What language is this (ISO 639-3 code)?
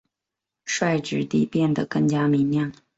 zho